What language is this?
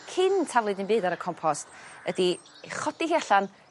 Welsh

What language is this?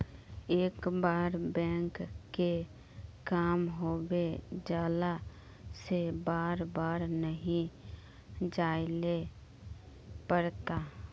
Magahi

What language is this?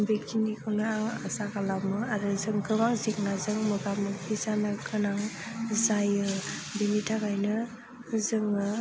Bodo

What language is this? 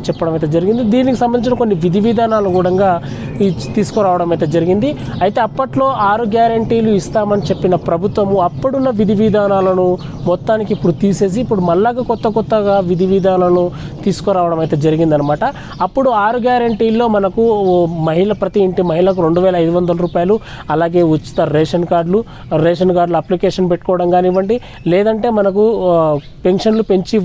Telugu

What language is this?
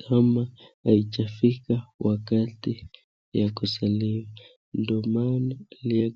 Swahili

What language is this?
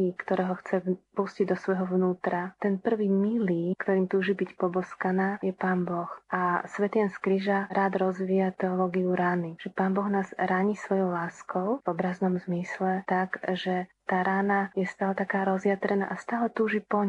Slovak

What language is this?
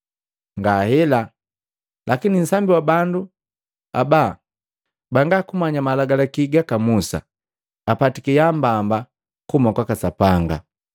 Matengo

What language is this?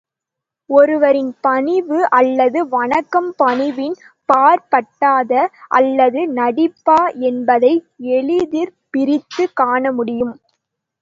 Tamil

